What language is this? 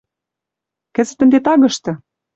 Western Mari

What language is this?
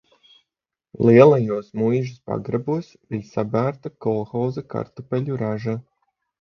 Latvian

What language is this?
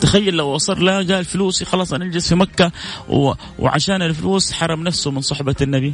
Arabic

